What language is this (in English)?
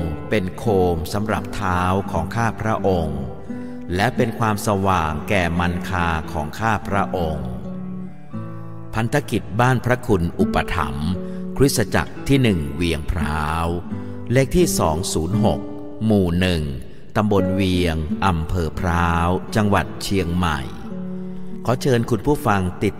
Thai